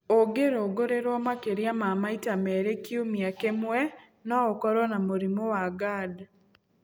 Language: Kikuyu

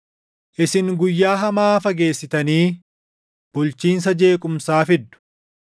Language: Oromo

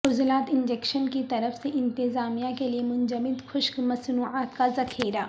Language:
Urdu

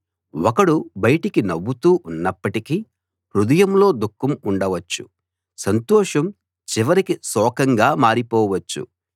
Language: Telugu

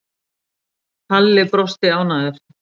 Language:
Icelandic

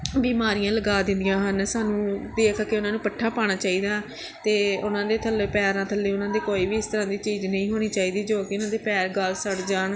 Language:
Punjabi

